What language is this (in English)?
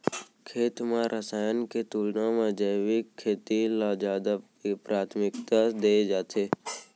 Chhattisgarhi